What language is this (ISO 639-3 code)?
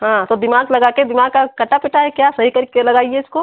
hin